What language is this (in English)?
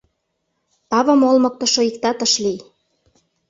Mari